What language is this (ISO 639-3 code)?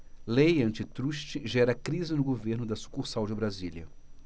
por